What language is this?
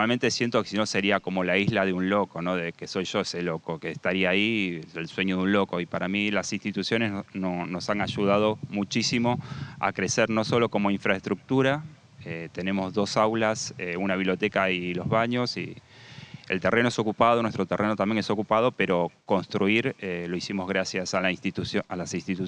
Spanish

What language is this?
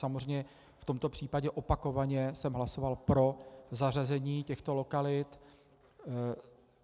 Czech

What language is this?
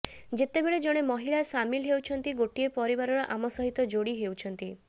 Odia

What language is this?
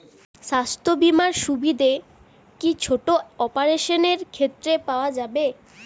Bangla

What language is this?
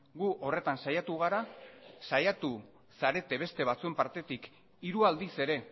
Basque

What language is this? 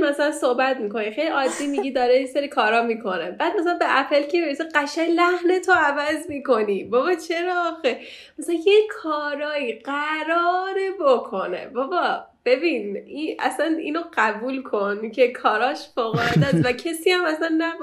Persian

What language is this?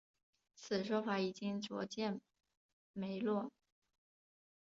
Chinese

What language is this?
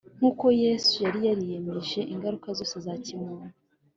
Kinyarwanda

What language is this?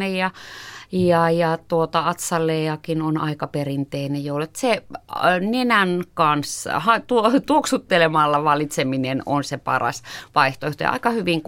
Finnish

